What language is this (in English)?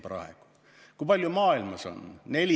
Estonian